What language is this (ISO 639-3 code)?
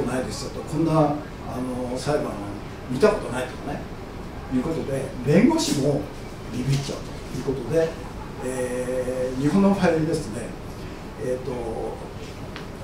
jpn